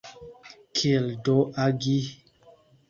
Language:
Esperanto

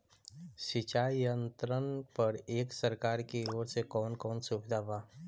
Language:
Bhojpuri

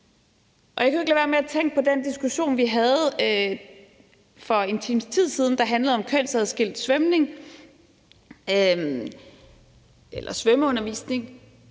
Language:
Danish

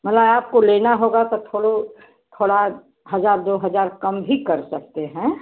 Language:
Hindi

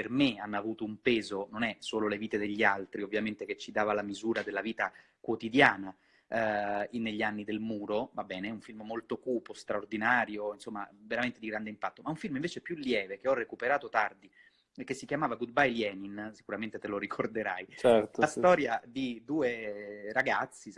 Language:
Italian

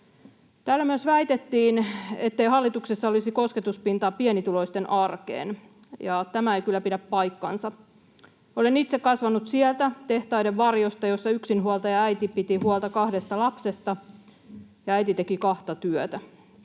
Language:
Finnish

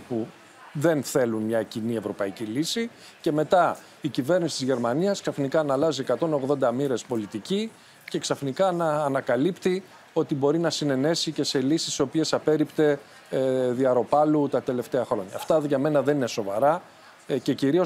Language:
Greek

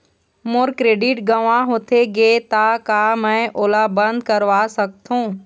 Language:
Chhattisgarhi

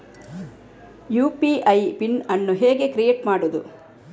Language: Kannada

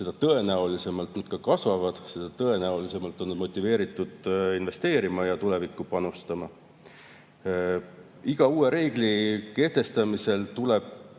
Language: Estonian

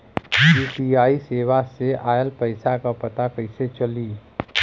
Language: Bhojpuri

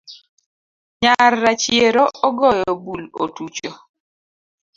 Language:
Luo (Kenya and Tanzania)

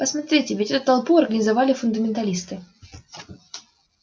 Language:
Russian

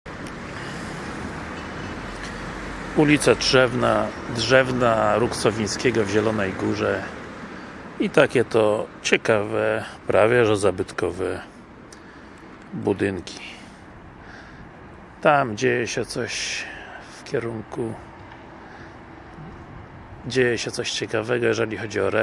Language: Polish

